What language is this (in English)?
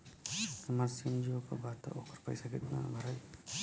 Bhojpuri